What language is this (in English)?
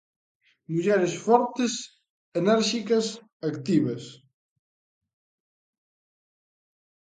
Galician